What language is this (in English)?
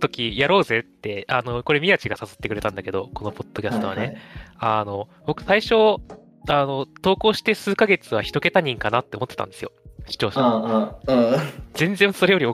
Japanese